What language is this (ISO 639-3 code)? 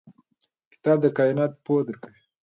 pus